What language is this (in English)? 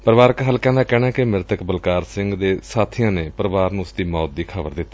Punjabi